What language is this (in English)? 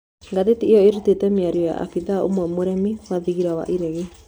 Kikuyu